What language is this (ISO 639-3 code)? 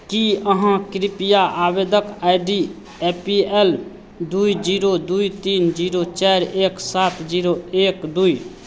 mai